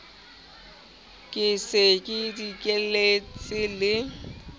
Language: Southern Sotho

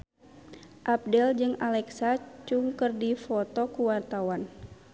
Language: Sundanese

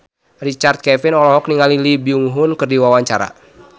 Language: Sundanese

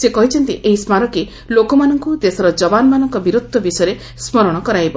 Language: Odia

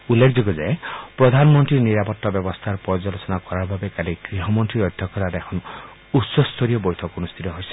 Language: Assamese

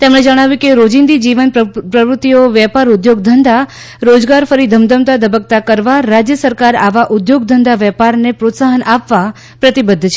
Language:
Gujarati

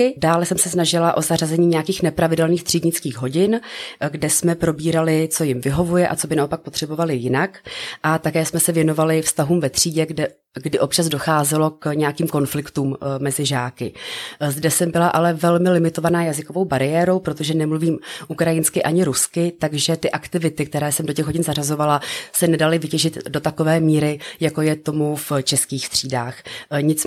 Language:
Czech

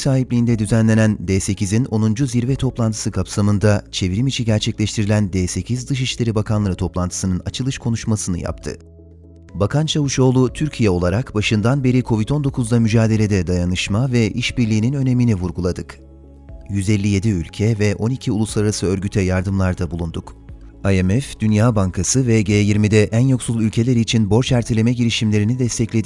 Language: Turkish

